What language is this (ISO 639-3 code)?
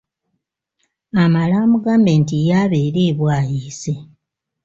lug